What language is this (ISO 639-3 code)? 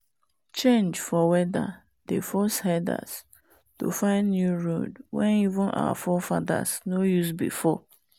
pcm